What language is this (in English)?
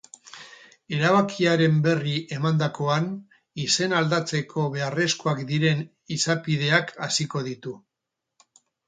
Basque